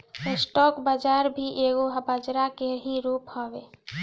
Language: Bhojpuri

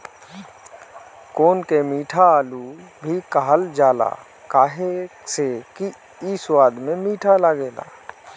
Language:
Bhojpuri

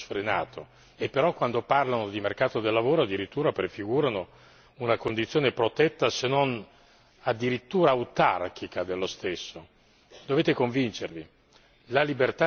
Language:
Italian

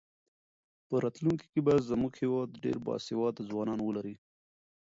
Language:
Pashto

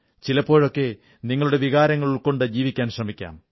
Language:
Malayalam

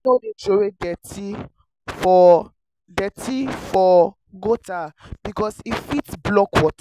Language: Nigerian Pidgin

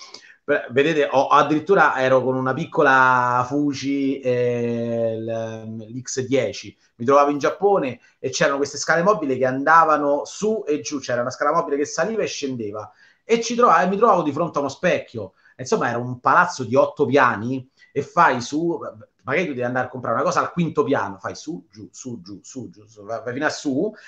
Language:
Italian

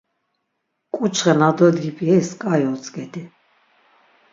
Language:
Laz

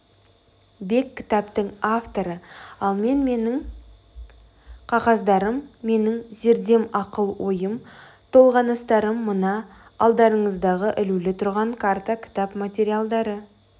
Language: Kazakh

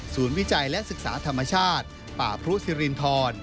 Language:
Thai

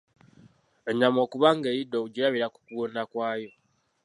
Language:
Ganda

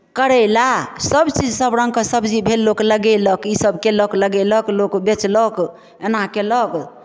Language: Maithili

